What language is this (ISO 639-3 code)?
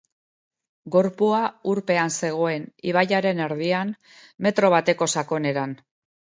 eus